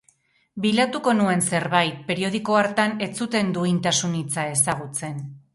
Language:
Basque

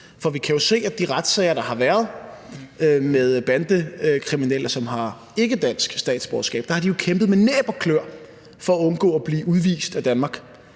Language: Danish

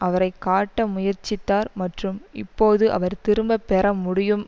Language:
Tamil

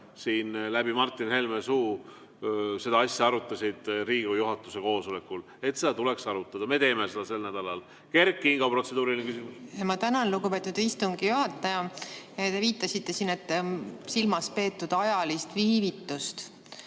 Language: Estonian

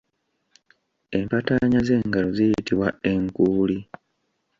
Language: Ganda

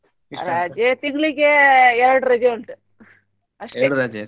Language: Kannada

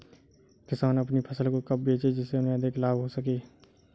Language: Hindi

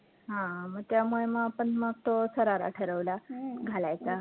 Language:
Marathi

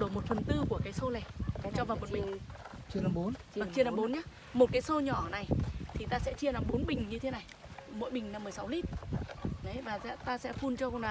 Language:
Vietnamese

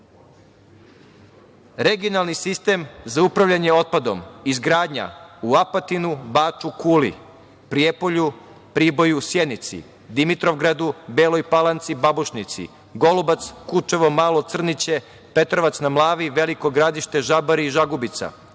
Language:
Serbian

